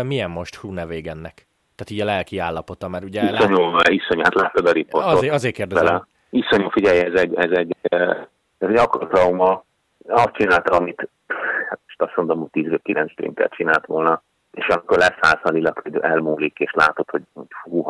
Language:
Hungarian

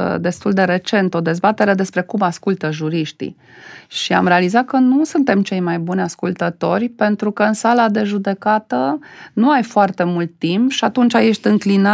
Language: Romanian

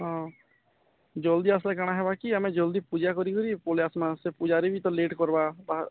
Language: Odia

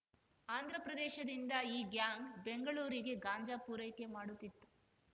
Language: Kannada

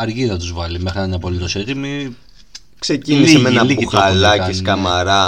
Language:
Greek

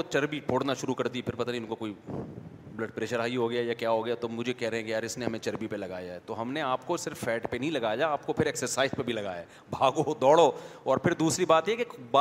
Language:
Urdu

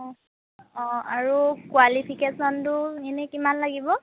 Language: Assamese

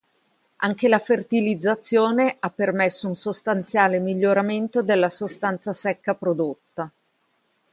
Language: Italian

